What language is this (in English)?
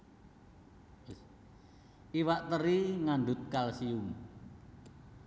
Javanese